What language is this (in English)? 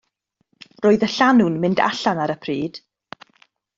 Welsh